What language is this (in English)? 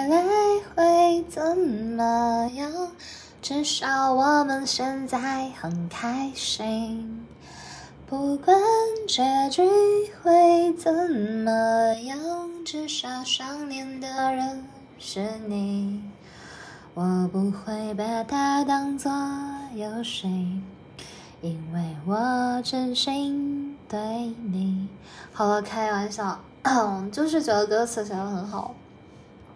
Chinese